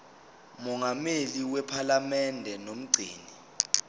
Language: Zulu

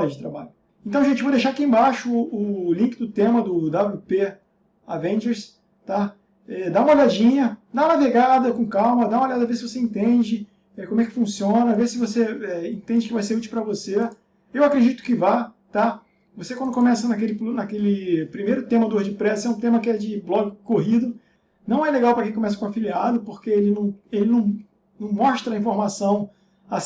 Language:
Portuguese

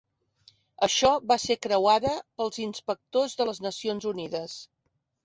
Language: Catalan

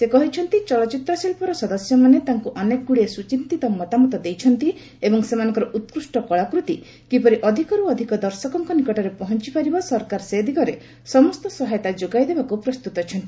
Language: Odia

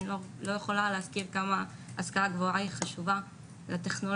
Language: Hebrew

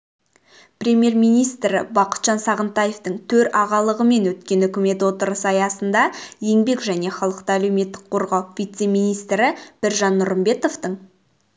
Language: Kazakh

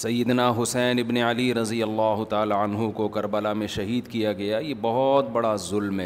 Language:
Urdu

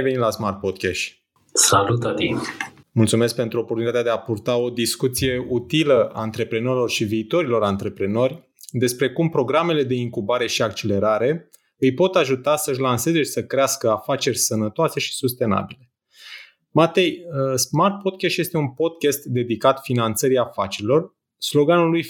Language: Romanian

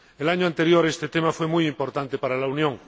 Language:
Spanish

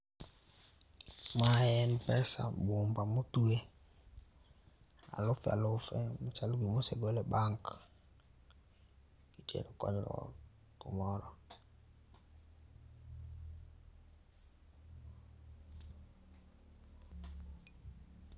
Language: Luo (Kenya and Tanzania)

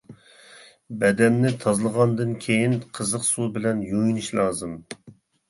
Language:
Uyghur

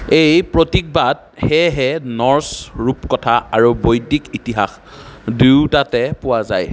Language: Assamese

